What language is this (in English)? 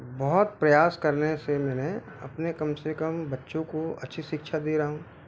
Hindi